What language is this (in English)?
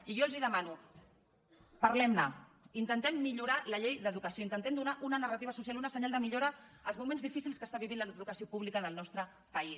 Catalan